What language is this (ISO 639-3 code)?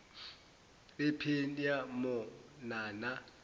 zul